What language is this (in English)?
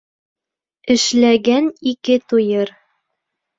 Bashkir